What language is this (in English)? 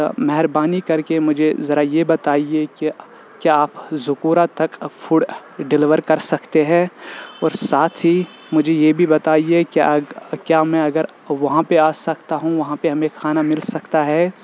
Urdu